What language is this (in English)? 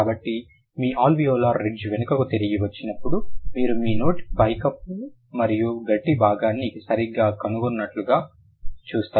Telugu